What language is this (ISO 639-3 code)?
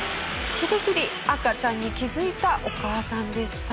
jpn